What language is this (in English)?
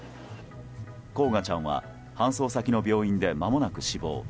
Japanese